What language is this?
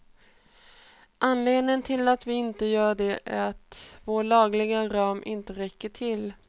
Swedish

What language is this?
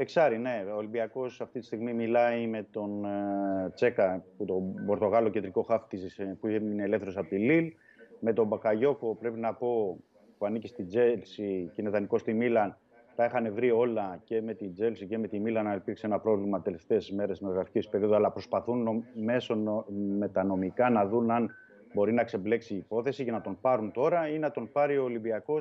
Greek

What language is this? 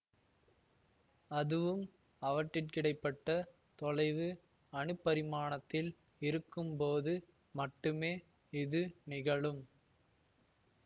Tamil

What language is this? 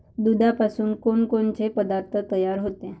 Marathi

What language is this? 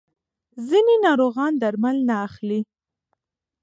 Pashto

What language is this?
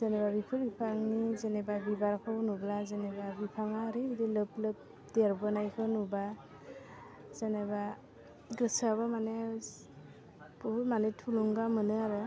Bodo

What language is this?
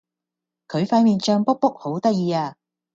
Cantonese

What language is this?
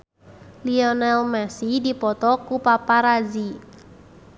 Sundanese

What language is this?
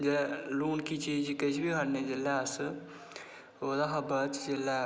Dogri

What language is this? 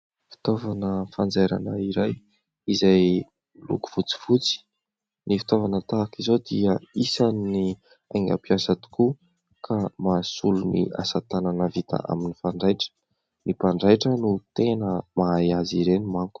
Malagasy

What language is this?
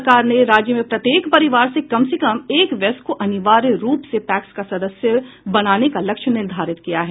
Hindi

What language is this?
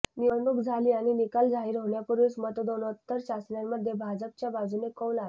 Marathi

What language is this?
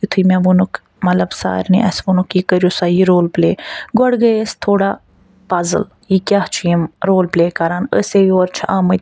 Kashmiri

